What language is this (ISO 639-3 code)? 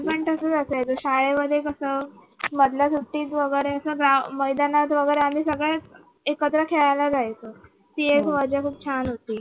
mar